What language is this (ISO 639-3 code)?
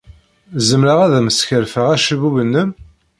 kab